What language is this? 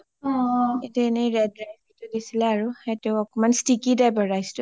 Assamese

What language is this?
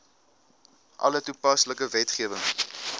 Afrikaans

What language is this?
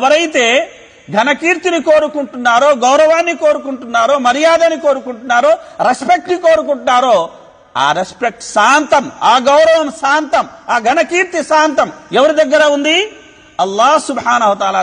Arabic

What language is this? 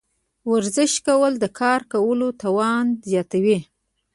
Pashto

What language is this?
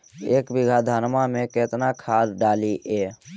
Magahi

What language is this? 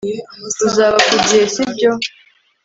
Kinyarwanda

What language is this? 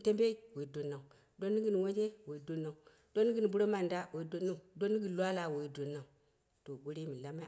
Dera (Nigeria)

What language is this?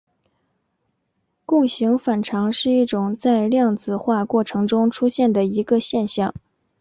Chinese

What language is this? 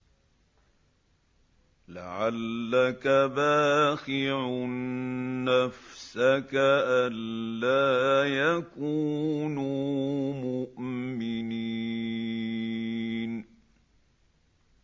Arabic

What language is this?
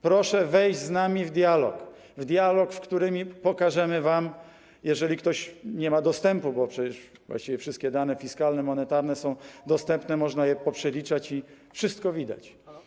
Polish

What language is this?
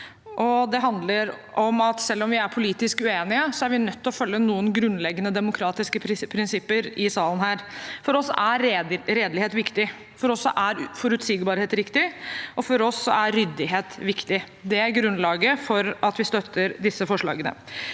Norwegian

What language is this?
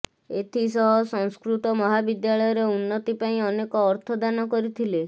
Odia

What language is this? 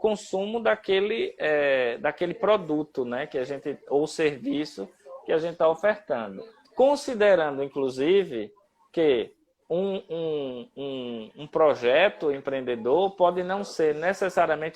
Portuguese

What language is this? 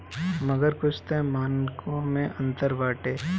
Bhojpuri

